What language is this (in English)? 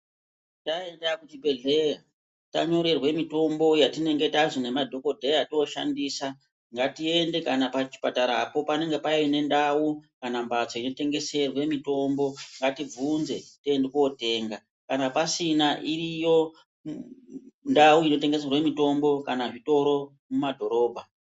Ndau